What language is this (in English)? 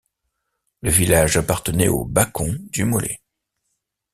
French